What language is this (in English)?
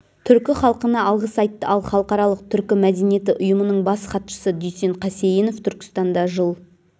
Kazakh